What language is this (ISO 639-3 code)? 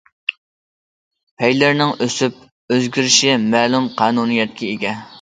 uig